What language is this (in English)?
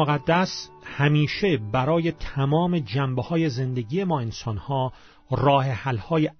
Persian